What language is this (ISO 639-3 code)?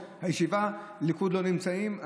heb